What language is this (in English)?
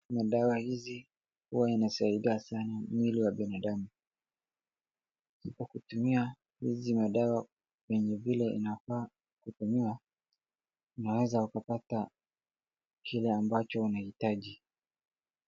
Swahili